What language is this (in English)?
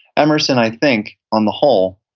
English